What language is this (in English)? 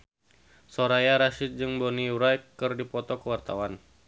Sundanese